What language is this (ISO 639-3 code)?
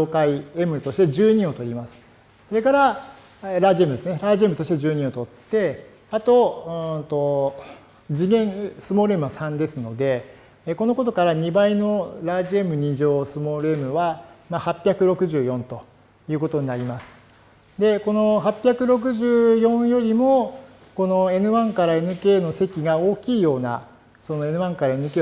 jpn